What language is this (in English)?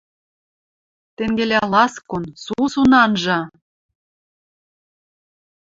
Western Mari